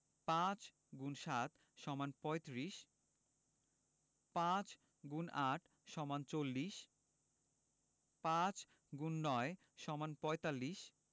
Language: Bangla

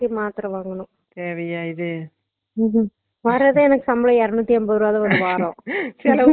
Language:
Tamil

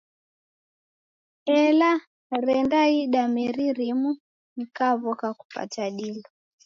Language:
Taita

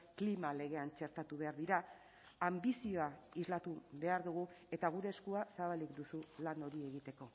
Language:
Basque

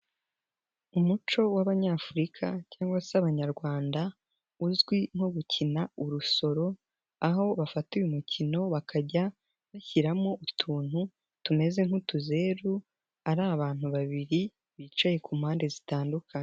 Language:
Kinyarwanda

